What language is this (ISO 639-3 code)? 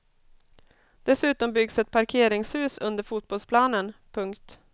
swe